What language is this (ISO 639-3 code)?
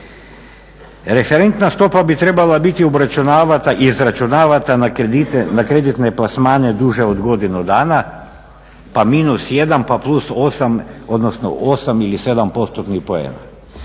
hrv